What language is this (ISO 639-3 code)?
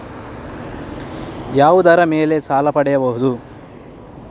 kan